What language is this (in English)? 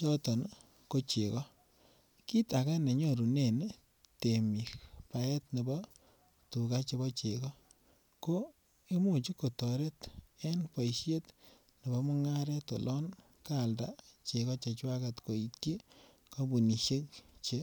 Kalenjin